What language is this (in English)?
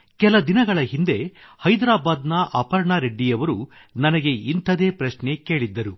Kannada